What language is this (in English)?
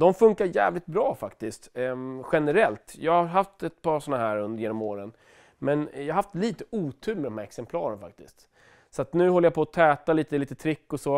Swedish